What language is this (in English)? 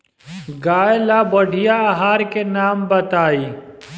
Bhojpuri